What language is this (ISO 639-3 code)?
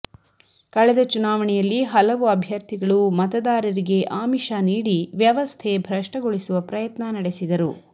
kan